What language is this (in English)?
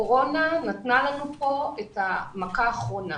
Hebrew